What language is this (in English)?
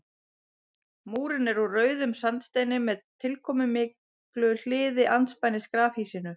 Icelandic